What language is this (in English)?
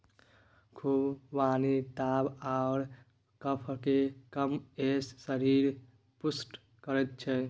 Maithili